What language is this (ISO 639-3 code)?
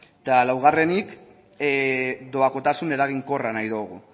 eus